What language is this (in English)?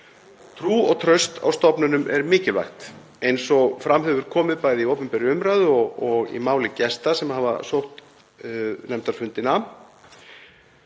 Icelandic